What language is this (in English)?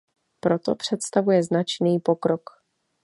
Czech